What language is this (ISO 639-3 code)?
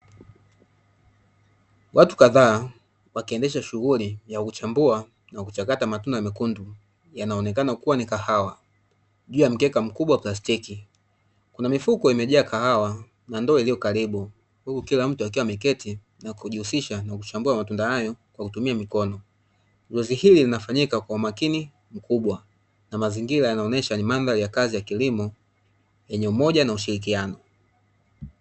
swa